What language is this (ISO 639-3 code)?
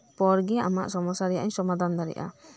sat